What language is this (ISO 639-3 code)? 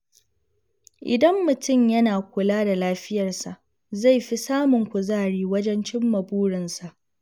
hau